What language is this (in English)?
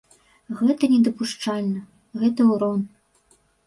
Belarusian